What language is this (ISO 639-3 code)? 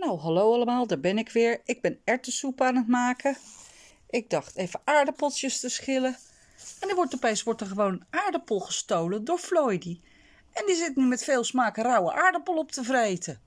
nld